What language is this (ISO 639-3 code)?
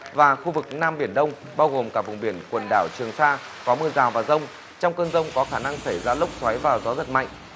vie